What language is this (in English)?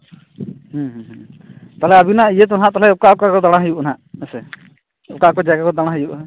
Santali